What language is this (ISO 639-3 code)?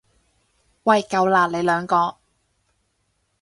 yue